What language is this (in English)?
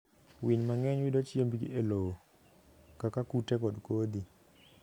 Luo (Kenya and Tanzania)